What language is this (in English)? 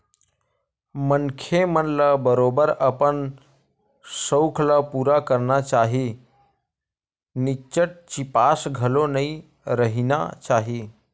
Chhattisgarhi